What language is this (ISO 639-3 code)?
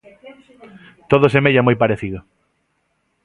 glg